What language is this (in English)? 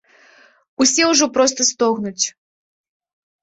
Belarusian